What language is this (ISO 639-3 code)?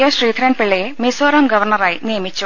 mal